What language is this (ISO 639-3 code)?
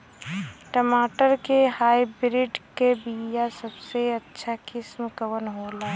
bho